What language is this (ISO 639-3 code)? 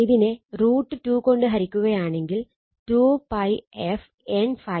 mal